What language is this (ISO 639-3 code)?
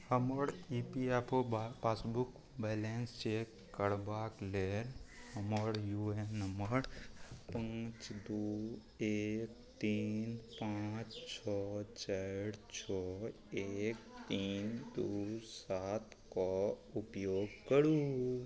mai